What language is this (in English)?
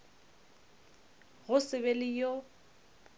Northern Sotho